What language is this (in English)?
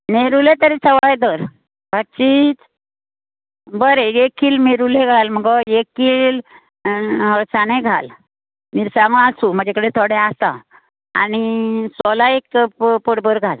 Konkani